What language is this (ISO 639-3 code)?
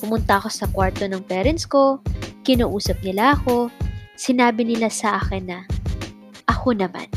fil